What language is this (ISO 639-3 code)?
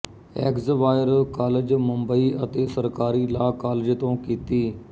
pan